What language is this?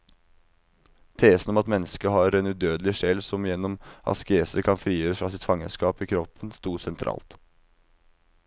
Norwegian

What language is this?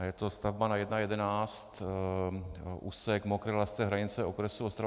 Czech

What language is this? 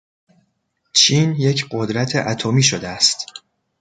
Persian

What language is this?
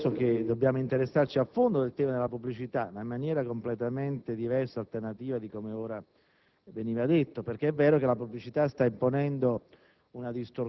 Italian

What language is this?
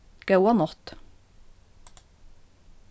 Faroese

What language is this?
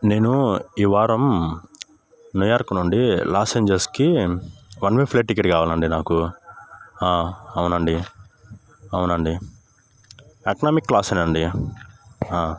Telugu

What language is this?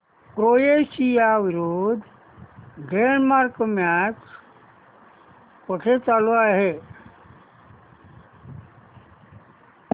Marathi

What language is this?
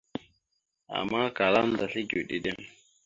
Mada (Cameroon)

